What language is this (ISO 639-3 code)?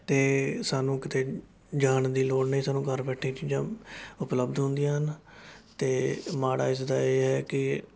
pan